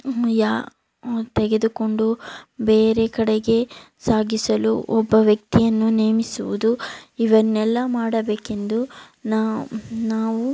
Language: Kannada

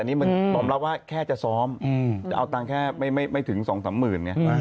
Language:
Thai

